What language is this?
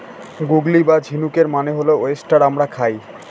Bangla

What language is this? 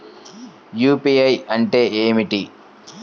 Telugu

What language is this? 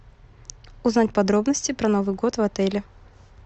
Russian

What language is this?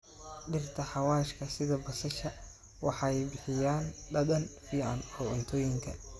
Somali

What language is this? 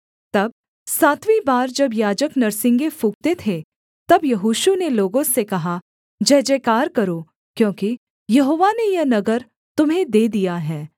Hindi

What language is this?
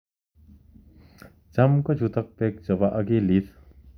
Kalenjin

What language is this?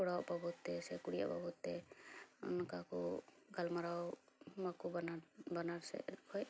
Santali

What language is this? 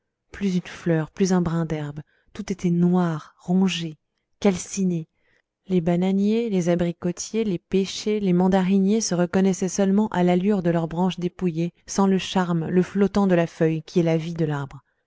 French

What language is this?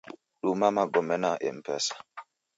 Taita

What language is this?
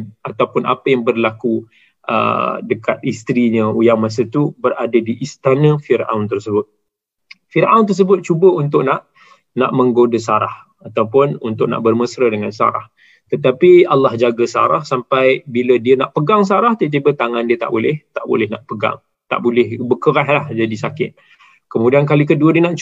Malay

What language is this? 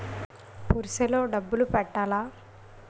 Telugu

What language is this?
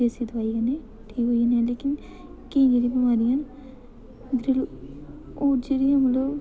Dogri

